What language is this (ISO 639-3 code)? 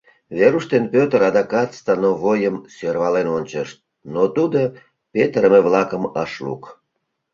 chm